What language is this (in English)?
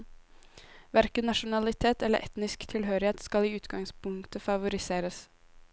Norwegian